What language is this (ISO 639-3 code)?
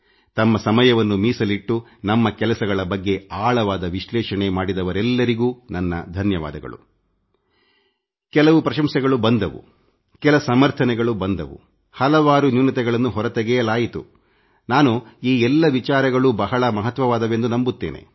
kan